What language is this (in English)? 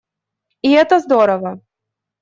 Russian